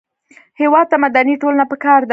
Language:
Pashto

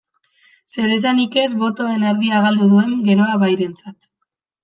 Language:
Basque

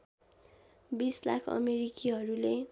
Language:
Nepali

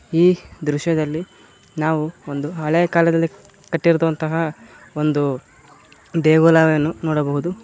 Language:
Kannada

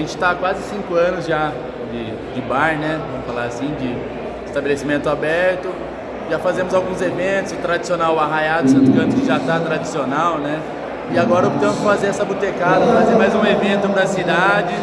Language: Portuguese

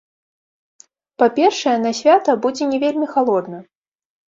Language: Belarusian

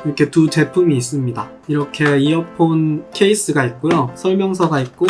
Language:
Korean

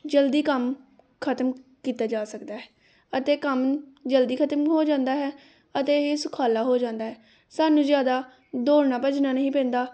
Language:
Punjabi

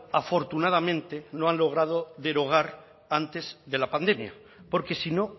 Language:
Spanish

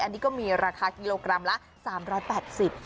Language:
Thai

